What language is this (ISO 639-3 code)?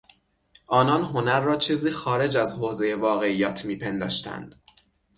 fas